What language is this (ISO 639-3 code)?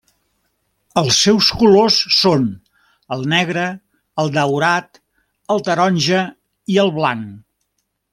cat